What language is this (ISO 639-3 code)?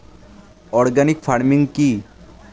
ben